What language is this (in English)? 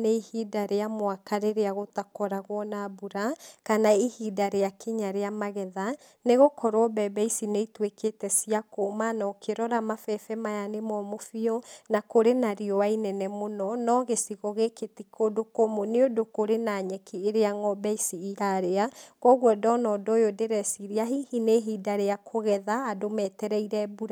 Kikuyu